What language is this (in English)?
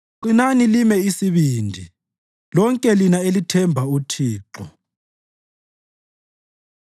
North Ndebele